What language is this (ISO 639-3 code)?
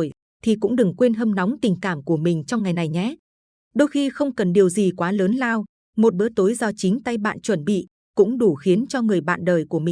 vie